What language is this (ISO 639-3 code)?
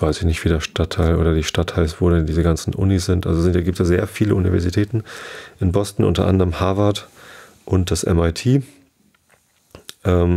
deu